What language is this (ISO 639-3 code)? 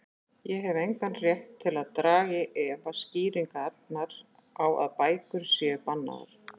isl